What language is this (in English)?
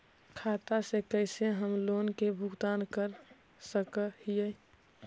Magahi